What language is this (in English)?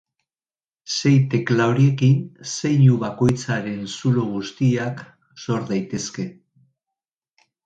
Basque